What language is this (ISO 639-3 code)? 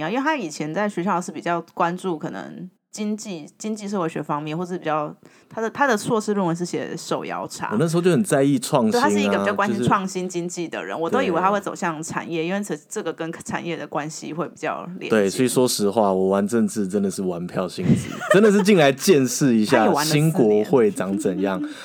zho